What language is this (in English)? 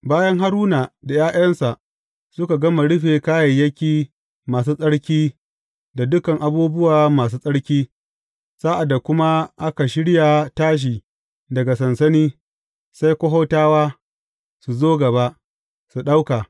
Hausa